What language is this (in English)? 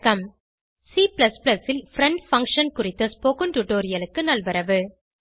Tamil